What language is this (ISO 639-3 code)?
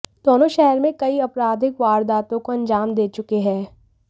hin